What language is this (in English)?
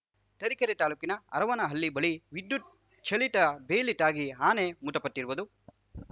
Kannada